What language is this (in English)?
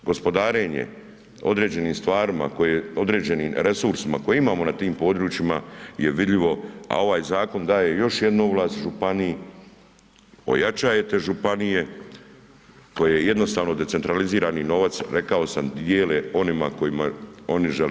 Croatian